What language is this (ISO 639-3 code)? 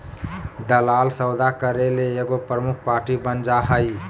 mag